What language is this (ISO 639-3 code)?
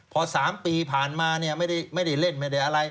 tha